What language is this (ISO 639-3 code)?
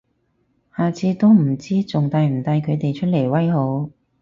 yue